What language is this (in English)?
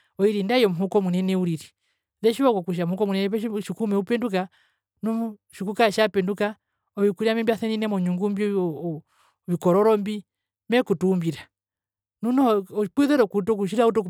Herero